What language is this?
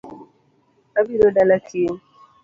Luo (Kenya and Tanzania)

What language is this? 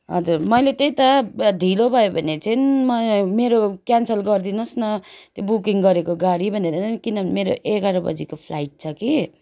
Nepali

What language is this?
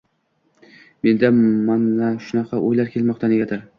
Uzbek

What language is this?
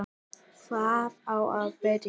Icelandic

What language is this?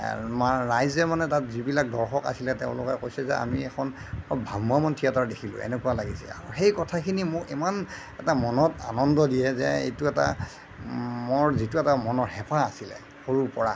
Assamese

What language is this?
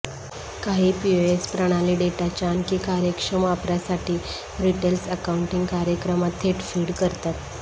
Marathi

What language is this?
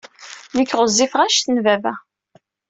Kabyle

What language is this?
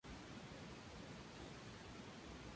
Spanish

